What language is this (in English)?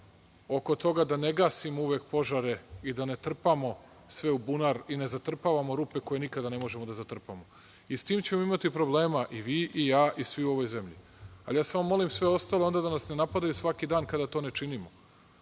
Serbian